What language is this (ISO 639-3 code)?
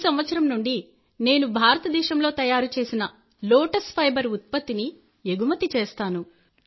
tel